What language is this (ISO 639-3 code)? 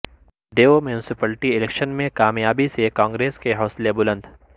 urd